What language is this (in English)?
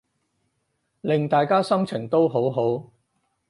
Cantonese